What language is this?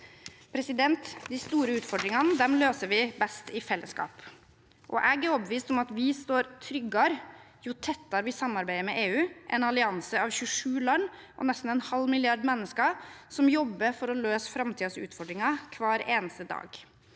Norwegian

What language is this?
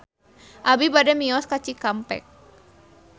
Sundanese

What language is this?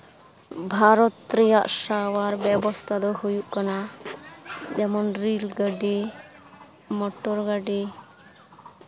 Santali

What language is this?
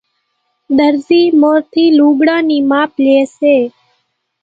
Kachi Koli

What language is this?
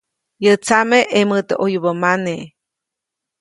Copainalá Zoque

